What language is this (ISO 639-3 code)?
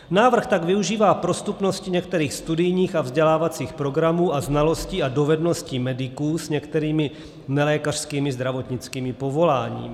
ces